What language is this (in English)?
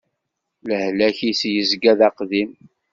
Kabyle